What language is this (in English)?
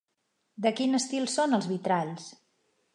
Catalan